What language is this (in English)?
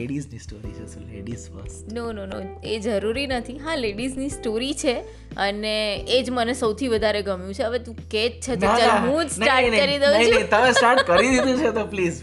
Gujarati